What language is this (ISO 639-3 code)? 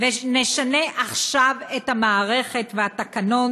heb